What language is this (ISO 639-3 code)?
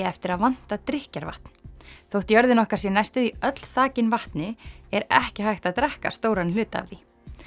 isl